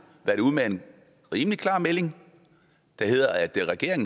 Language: Danish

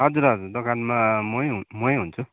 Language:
Nepali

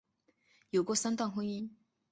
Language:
Chinese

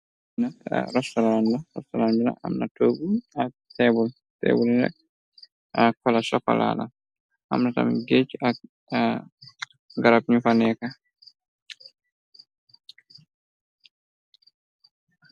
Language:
Wolof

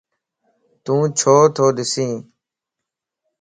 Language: Lasi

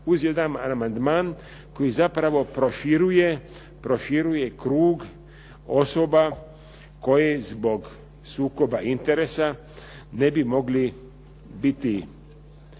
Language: Croatian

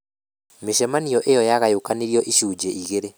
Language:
Kikuyu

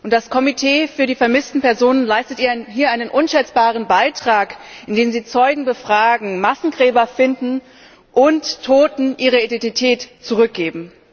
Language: German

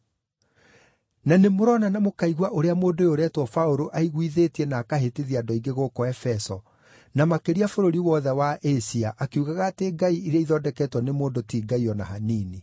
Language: Kikuyu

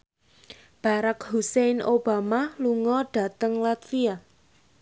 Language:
Javanese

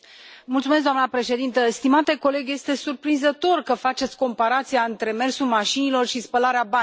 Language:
Romanian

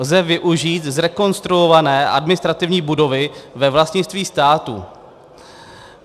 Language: Czech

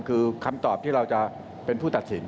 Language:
Thai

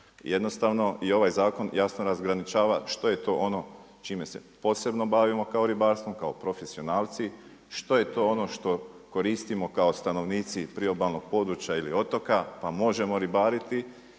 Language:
Croatian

